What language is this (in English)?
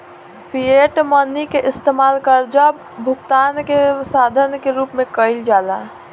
Bhojpuri